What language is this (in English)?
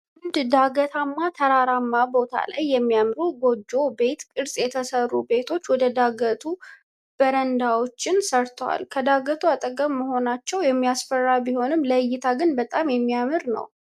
Amharic